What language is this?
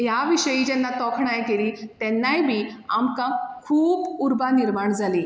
Konkani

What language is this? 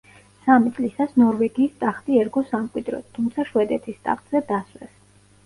Georgian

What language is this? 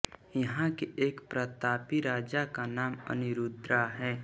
Hindi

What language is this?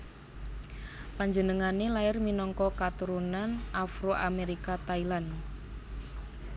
Javanese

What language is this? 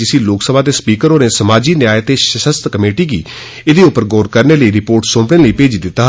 Dogri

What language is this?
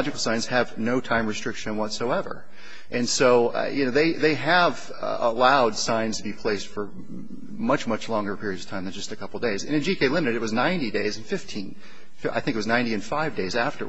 English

